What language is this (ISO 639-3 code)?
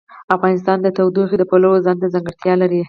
pus